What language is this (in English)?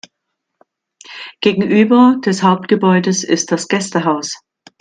German